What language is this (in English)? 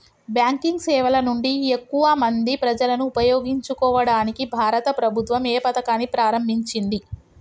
Telugu